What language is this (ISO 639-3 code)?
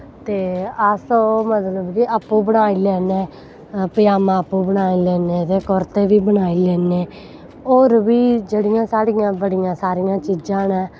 doi